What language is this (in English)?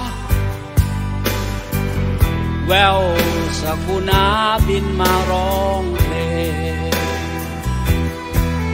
Thai